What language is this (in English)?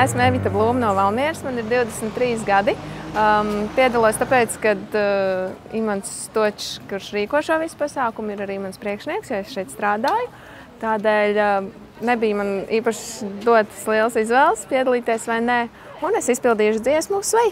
Latvian